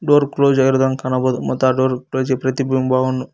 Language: Kannada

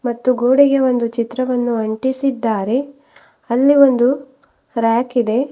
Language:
Kannada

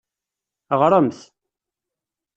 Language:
Kabyle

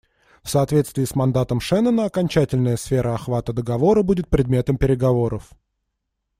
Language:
Russian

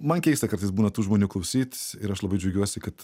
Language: Lithuanian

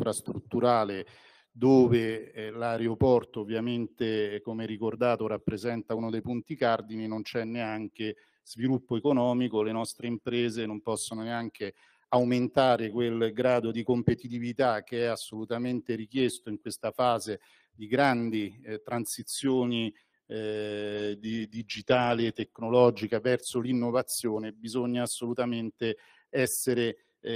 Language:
Italian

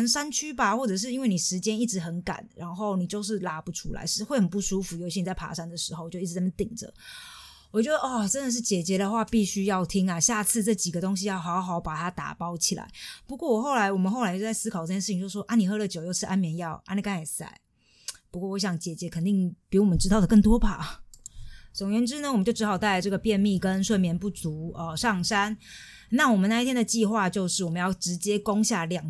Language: Chinese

